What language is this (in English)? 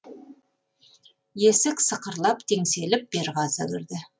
Kazakh